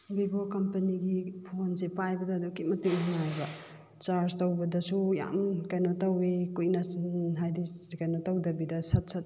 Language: Manipuri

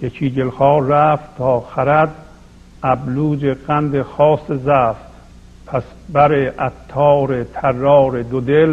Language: Persian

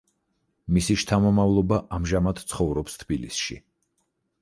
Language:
Georgian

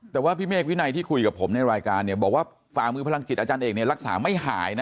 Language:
Thai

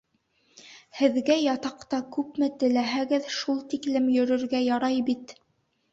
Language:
Bashkir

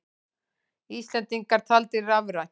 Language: Icelandic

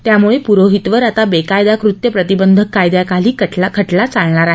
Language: Marathi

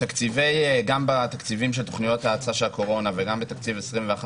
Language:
Hebrew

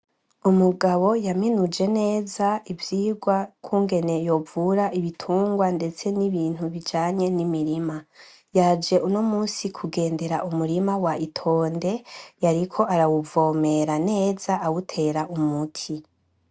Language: Rundi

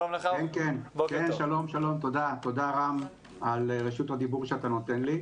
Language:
Hebrew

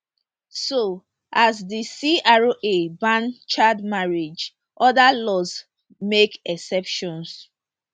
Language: Nigerian Pidgin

